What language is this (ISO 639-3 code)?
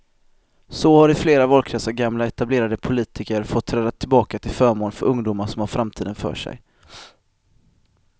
swe